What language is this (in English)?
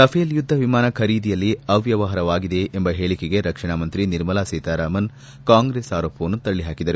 Kannada